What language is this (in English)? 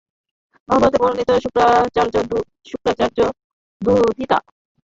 Bangla